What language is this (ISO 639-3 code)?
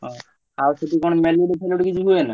ori